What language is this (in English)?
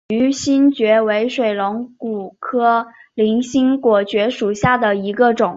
Chinese